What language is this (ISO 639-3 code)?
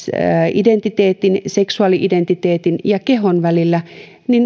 fin